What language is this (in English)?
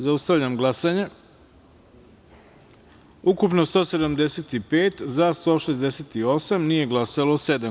Serbian